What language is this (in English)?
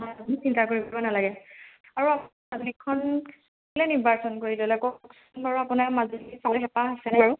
Assamese